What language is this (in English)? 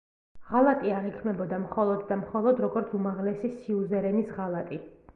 Georgian